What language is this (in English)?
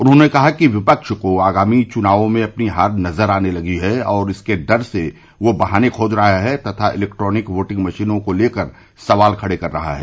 Hindi